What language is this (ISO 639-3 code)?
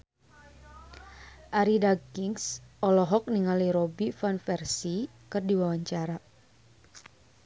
sun